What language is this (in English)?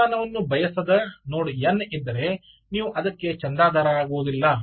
Kannada